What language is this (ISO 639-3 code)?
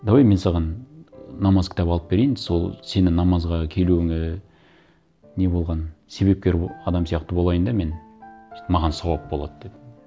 kaz